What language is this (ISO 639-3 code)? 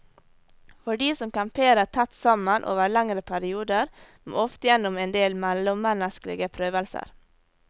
nor